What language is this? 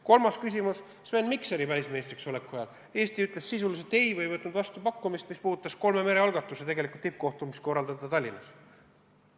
Estonian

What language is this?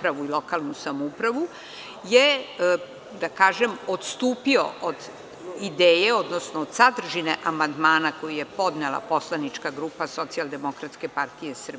Serbian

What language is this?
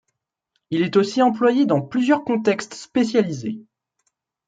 French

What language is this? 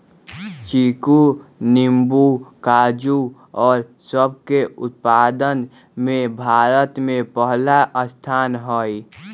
Magahi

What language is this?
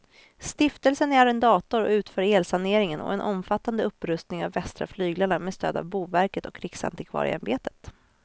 Swedish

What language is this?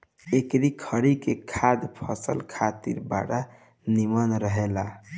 Bhojpuri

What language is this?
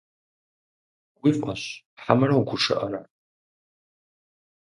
Kabardian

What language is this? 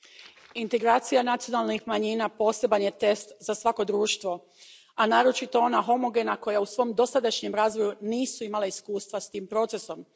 Croatian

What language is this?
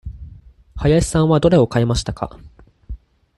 Japanese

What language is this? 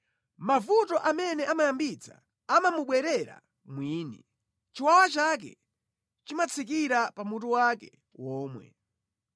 Nyanja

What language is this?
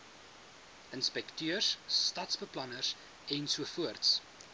Afrikaans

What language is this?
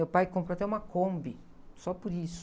Portuguese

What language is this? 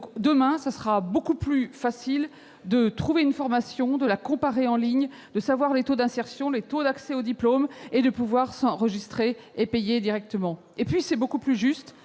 French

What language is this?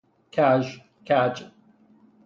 Persian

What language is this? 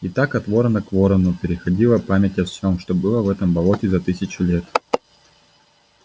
Russian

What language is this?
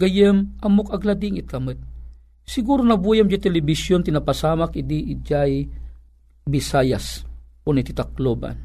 Filipino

